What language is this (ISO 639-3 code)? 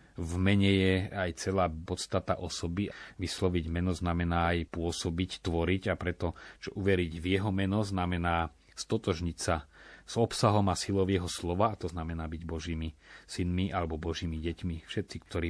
slk